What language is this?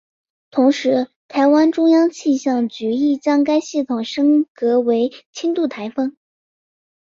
Chinese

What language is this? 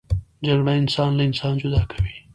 Pashto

